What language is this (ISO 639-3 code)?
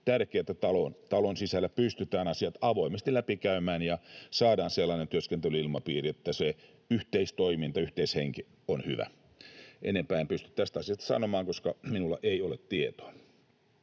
fin